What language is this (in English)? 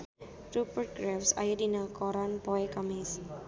Sundanese